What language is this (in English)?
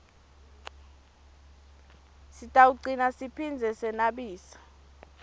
Swati